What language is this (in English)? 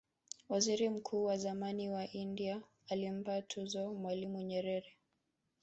Swahili